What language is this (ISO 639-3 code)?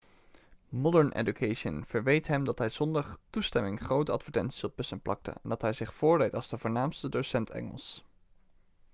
nld